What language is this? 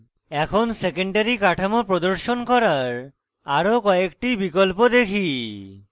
Bangla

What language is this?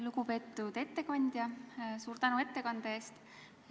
Estonian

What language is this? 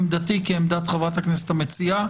Hebrew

